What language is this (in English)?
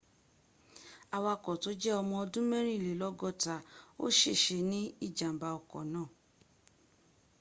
Yoruba